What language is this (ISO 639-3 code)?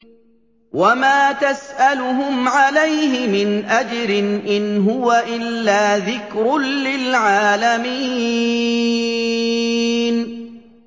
ara